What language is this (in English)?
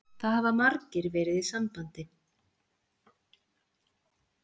Icelandic